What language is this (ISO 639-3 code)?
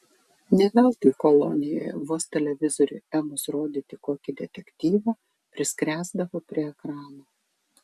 lit